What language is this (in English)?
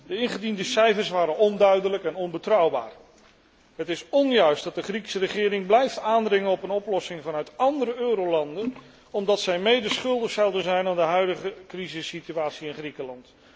Dutch